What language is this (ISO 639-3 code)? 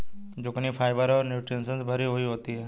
hin